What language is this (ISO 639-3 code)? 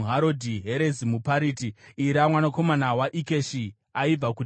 sna